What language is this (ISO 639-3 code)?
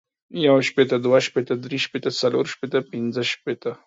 pus